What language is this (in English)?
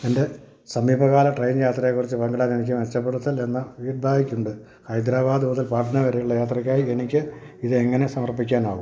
Malayalam